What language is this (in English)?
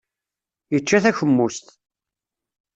Kabyle